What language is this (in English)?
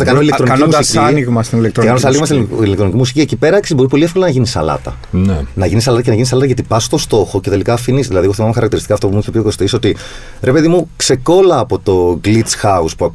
Greek